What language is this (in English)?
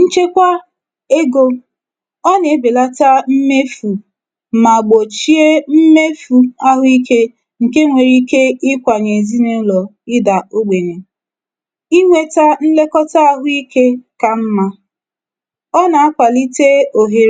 Igbo